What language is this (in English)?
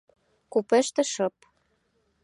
Mari